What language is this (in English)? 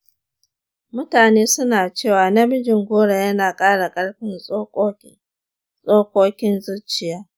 Hausa